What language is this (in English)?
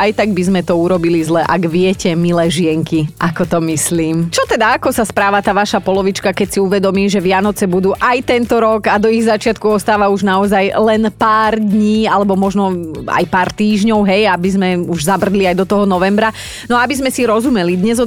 Slovak